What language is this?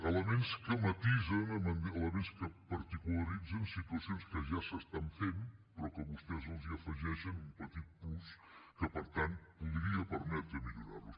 Catalan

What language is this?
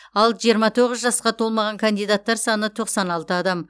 Kazakh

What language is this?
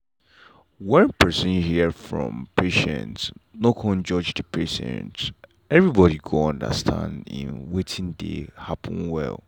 Nigerian Pidgin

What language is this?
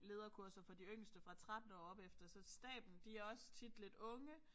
Danish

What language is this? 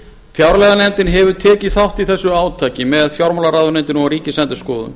Icelandic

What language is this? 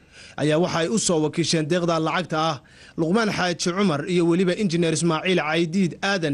Arabic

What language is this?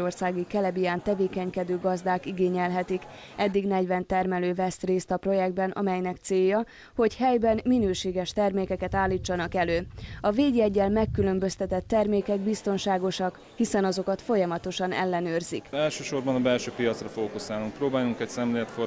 Hungarian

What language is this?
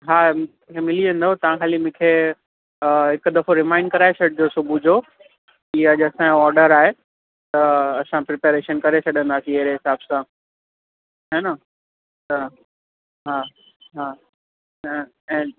Sindhi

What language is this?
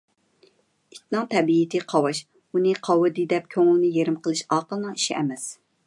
Uyghur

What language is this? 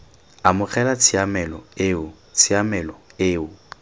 Tswana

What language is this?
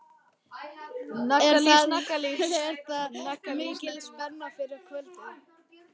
Icelandic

